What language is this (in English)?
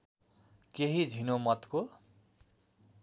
Nepali